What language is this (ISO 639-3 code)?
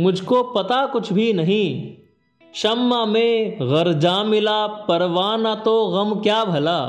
hin